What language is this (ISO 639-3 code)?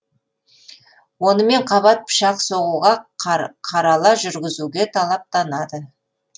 kaz